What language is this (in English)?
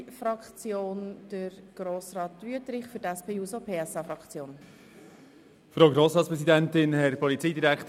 Swiss German